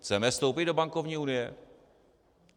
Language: Czech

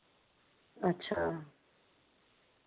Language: Dogri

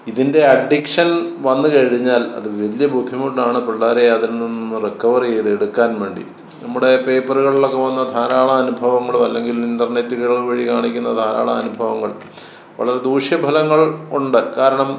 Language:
Malayalam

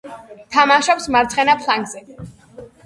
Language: Georgian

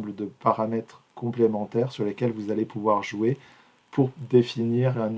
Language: French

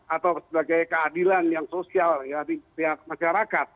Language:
Indonesian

